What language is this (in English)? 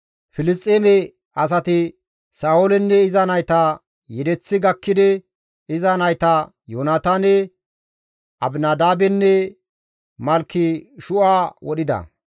Gamo